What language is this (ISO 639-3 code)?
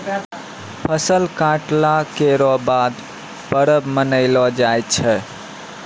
mai